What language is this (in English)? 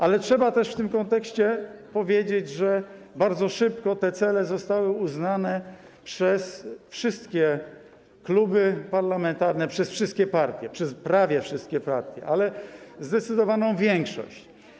Polish